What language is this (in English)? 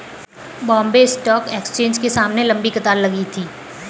Hindi